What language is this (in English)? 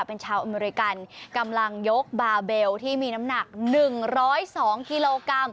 Thai